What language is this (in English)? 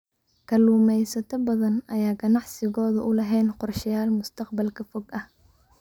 Somali